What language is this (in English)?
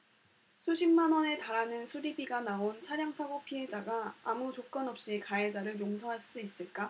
Korean